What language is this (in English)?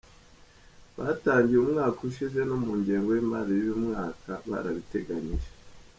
Kinyarwanda